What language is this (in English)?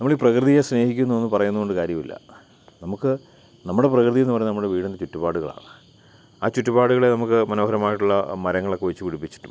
Malayalam